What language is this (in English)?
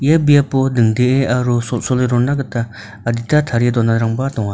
Garo